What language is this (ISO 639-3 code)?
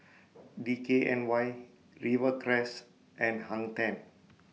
eng